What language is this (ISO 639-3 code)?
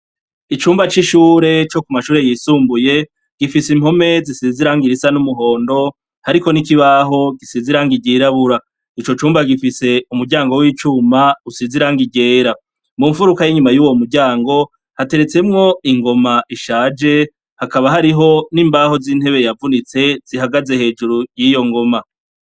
run